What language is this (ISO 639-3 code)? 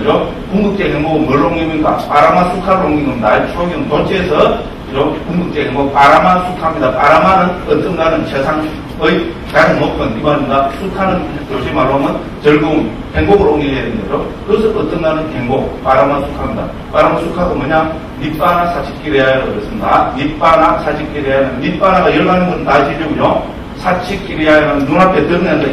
kor